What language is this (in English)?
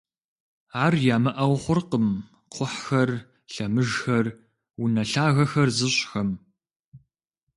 Kabardian